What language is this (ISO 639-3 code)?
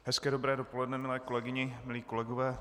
ces